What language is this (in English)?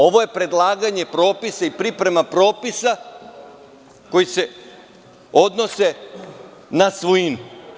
Serbian